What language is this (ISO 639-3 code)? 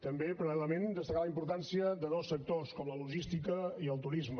cat